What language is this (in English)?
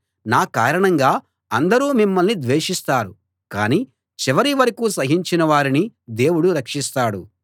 Telugu